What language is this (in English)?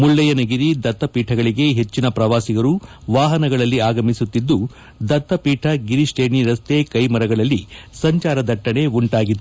Kannada